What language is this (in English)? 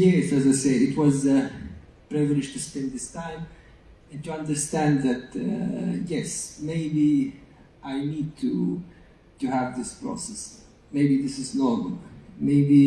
Italian